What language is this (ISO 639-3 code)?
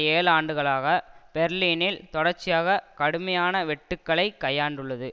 tam